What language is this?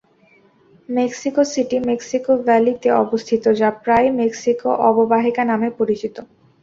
Bangla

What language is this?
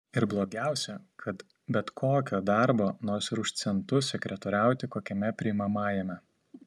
Lithuanian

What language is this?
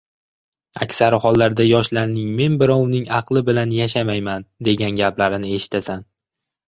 Uzbek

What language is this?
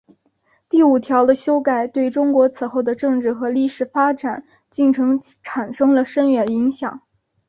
Chinese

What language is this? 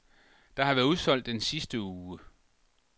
Danish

